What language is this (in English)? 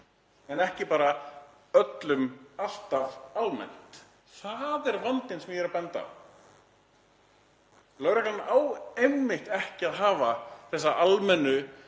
Icelandic